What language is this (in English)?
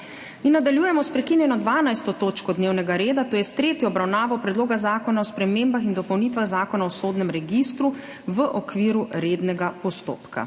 Slovenian